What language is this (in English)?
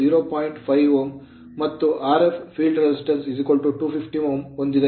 Kannada